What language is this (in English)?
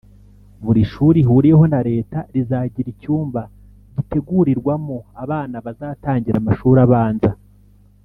Kinyarwanda